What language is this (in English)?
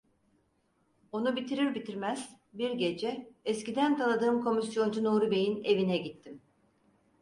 Turkish